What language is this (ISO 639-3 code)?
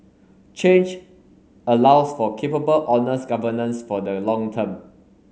eng